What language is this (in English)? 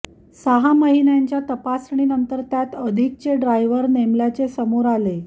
Marathi